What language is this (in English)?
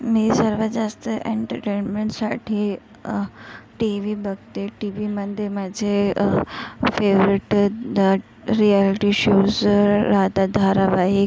Marathi